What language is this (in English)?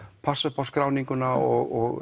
Icelandic